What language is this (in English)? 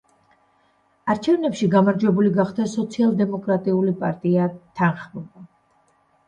Georgian